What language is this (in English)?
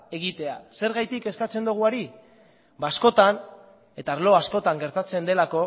Basque